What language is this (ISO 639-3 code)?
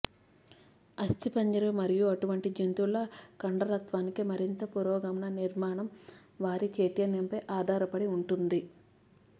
tel